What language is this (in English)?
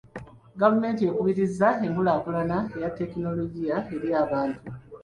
Ganda